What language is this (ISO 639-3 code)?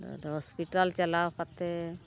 sat